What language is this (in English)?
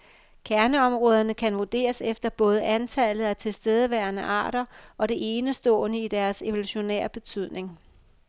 Danish